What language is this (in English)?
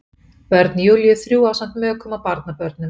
Icelandic